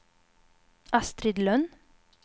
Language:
Swedish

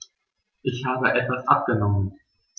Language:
German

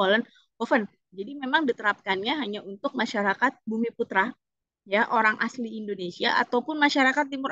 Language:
Indonesian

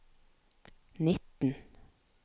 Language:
Norwegian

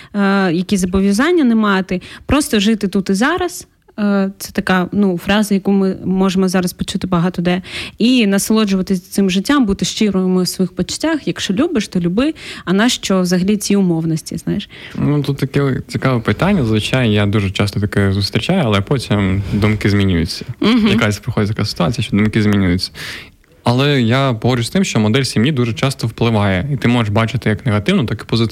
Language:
Ukrainian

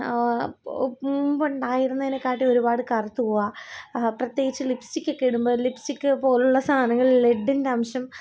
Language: Malayalam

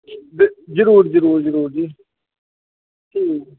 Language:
Dogri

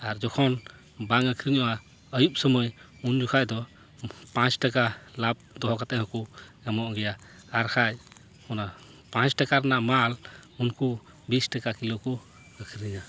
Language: Santali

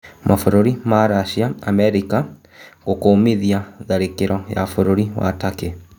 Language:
Kikuyu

